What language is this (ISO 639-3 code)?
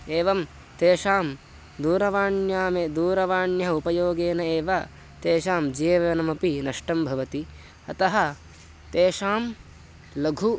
san